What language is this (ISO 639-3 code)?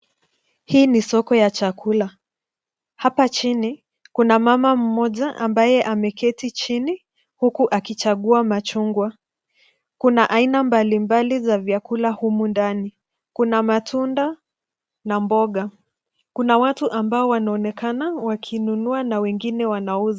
swa